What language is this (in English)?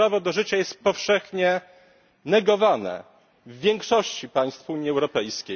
Polish